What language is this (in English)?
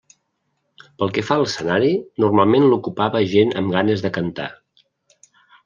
Catalan